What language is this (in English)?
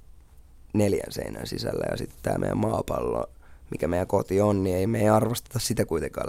Finnish